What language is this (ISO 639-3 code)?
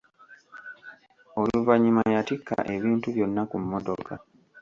lug